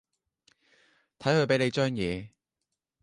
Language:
Cantonese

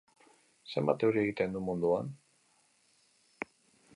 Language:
Basque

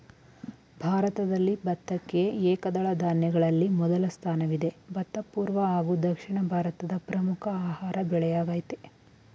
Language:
Kannada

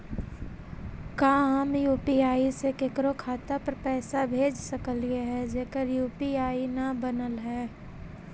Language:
Magahi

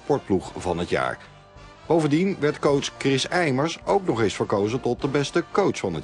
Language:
Dutch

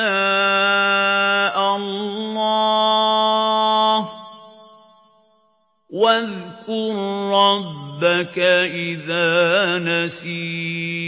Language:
Arabic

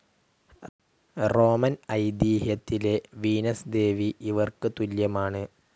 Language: Malayalam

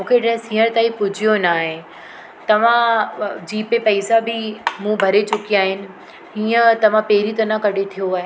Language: Sindhi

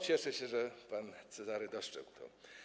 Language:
Polish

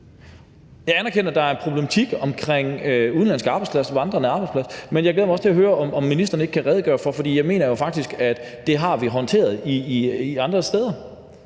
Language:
Danish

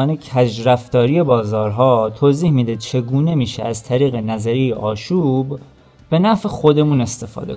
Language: Persian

